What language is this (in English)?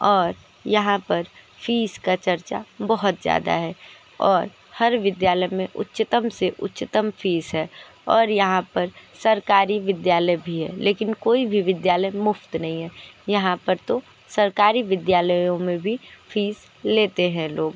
Hindi